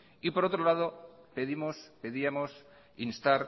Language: Spanish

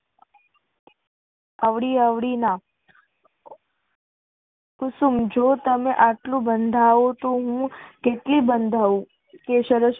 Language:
Gujarati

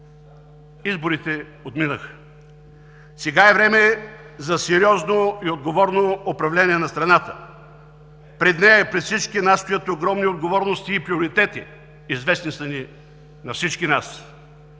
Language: Bulgarian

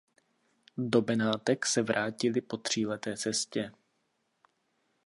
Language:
Czech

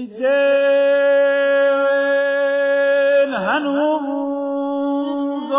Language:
Persian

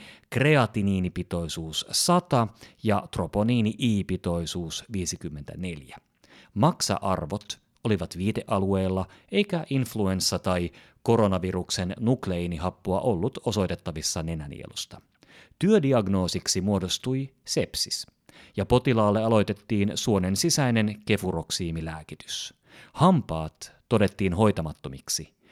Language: Finnish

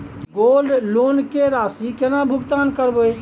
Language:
Maithili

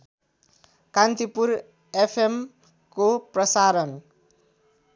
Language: Nepali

